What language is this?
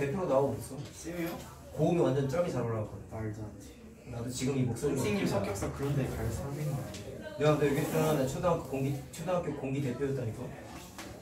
Korean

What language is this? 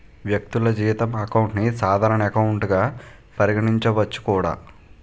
Telugu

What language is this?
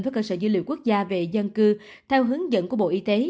Vietnamese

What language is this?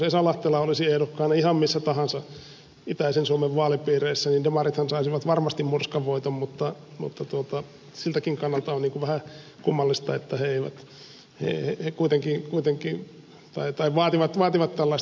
Finnish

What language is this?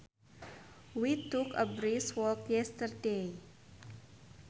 Sundanese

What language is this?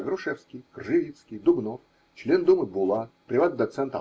Russian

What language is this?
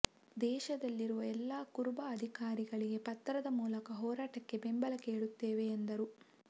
Kannada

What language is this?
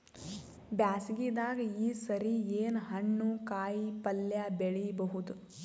Kannada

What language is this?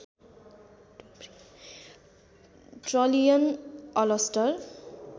Nepali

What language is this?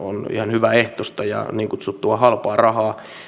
Finnish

